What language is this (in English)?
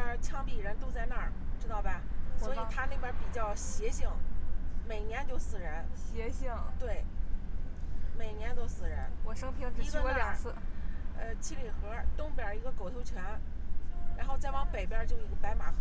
Chinese